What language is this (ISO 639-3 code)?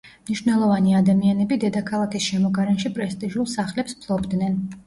kat